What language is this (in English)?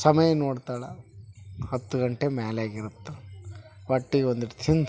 Kannada